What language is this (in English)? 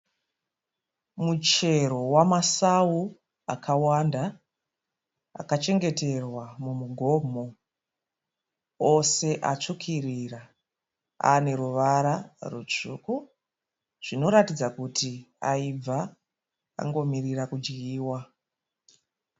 Shona